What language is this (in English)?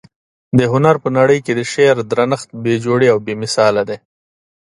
Pashto